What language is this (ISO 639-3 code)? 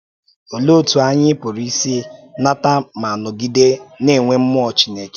ibo